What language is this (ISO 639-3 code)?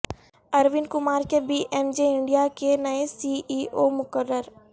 urd